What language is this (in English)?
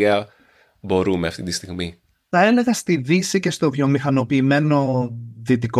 Greek